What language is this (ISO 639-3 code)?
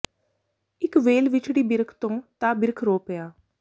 pan